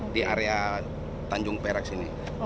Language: Indonesian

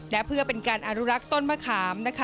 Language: Thai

